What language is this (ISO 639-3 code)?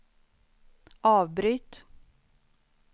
swe